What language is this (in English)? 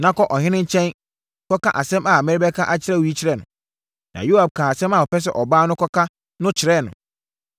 Akan